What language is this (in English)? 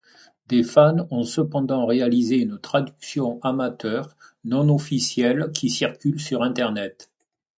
French